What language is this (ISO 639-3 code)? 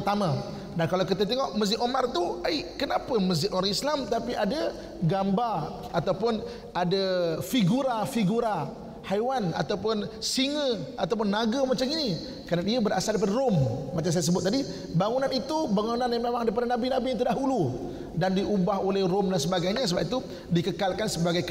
msa